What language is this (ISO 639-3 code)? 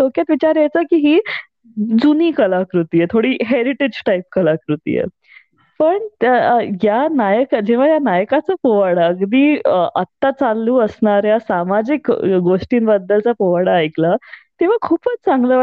mar